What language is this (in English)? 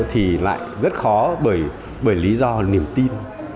Vietnamese